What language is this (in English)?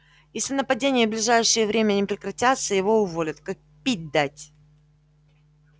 Russian